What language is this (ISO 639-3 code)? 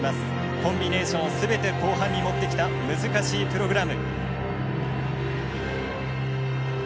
jpn